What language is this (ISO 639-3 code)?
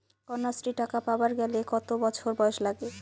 ben